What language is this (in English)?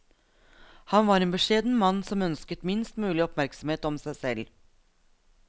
Norwegian